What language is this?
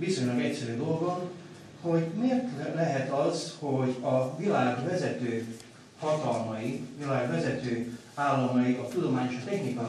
Hungarian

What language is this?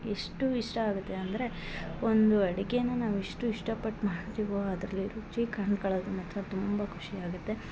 Kannada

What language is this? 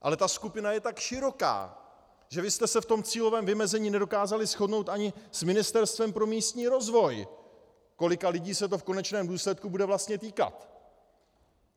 Czech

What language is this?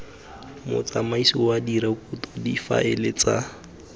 Tswana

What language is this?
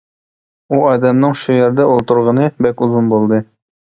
Uyghur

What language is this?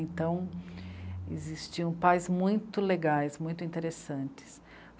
Portuguese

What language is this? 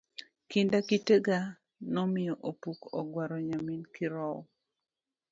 Luo (Kenya and Tanzania)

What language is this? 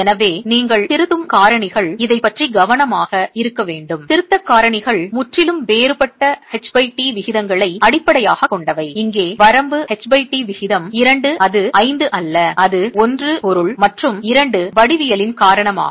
Tamil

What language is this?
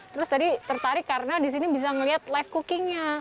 Indonesian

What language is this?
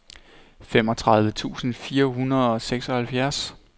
Danish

